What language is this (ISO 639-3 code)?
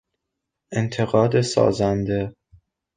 fas